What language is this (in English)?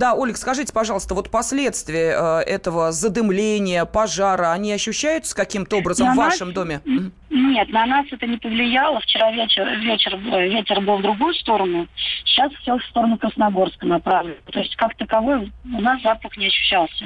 Russian